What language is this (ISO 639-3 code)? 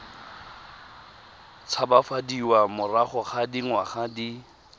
tsn